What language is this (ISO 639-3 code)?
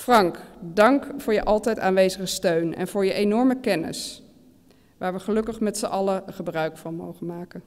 nld